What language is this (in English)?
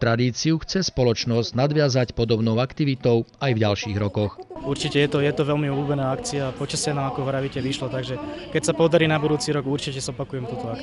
Slovak